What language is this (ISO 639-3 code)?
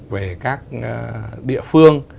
vie